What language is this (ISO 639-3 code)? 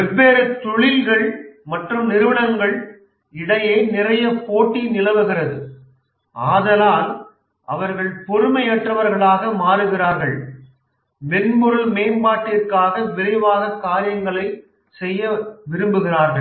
tam